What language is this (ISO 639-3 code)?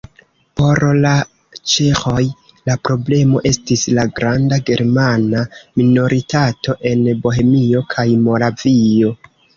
epo